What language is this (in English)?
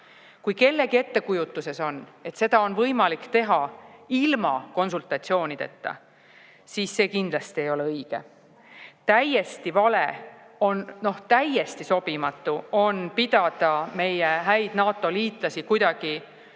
Estonian